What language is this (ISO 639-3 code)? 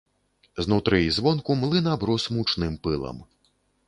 bel